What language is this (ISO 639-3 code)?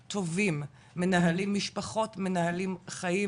heb